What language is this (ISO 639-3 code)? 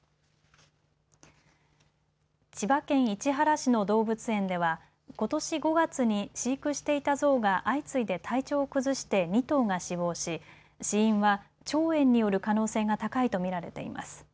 jpn